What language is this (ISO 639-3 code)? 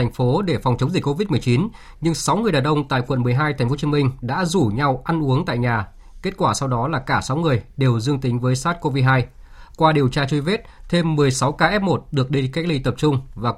vie